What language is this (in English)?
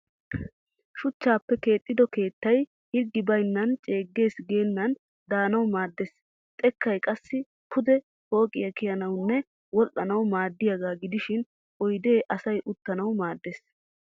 Wolaytta